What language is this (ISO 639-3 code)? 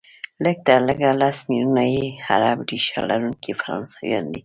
pus